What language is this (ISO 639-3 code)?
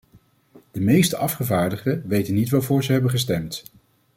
nld